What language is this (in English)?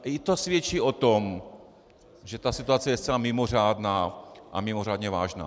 Czech